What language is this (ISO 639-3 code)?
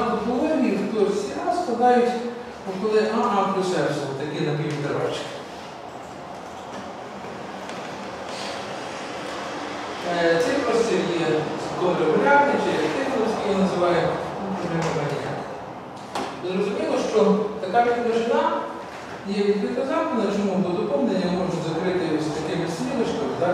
ukr